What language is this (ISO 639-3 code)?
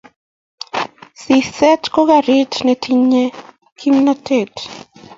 kln